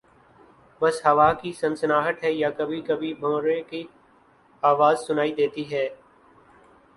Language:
Urdu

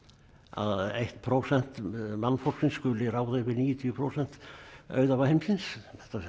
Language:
Icelandic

